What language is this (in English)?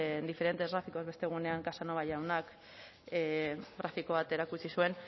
Basque